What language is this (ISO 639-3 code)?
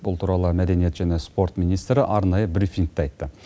kaz